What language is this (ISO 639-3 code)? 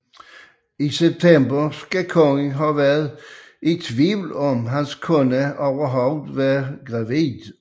dan